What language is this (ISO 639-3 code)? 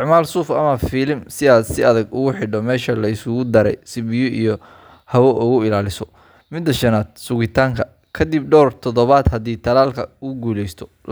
som